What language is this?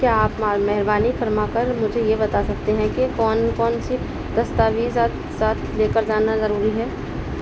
Urdu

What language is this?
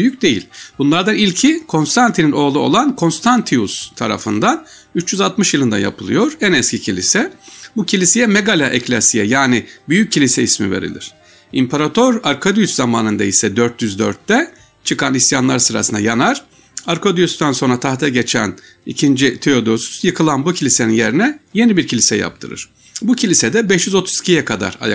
Turkish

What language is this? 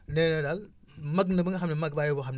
Wolof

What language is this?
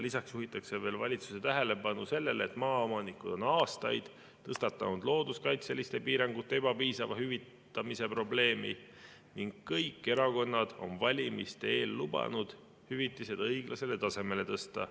Estonian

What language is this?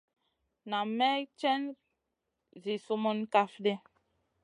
Masana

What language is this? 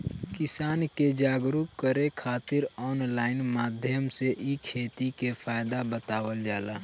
Bhojpuri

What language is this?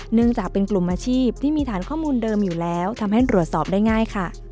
Thai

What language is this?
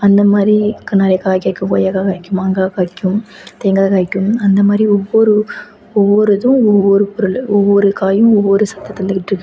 Tamil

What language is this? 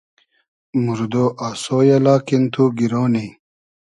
Hazaragi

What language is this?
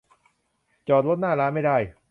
Thai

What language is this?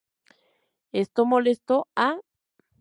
Spanish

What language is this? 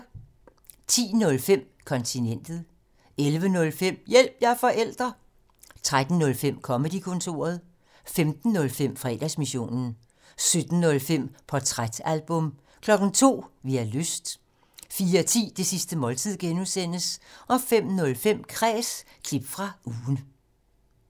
Danish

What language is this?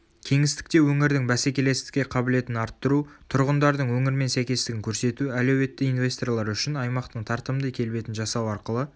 Kazakh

